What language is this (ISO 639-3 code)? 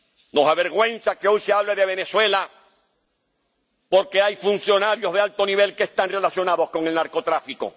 spa